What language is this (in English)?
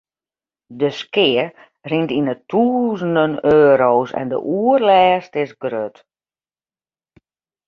Western Frisian